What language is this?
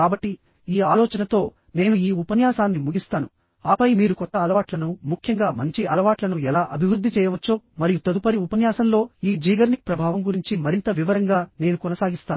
Telugu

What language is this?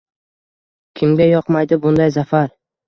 Uzbek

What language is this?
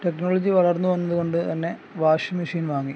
Malayalam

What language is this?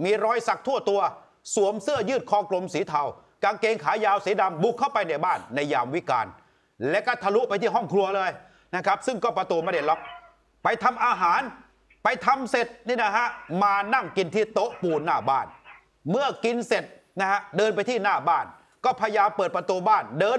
Thai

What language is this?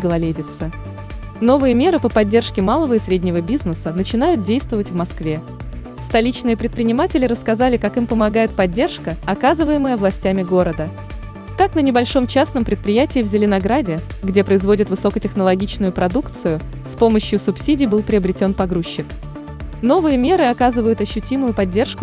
Russian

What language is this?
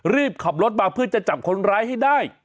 Thai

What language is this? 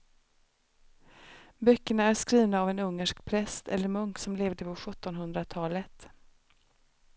Swedish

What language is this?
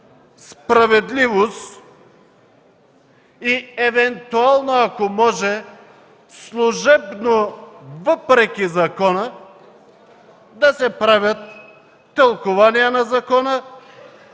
Bulgarian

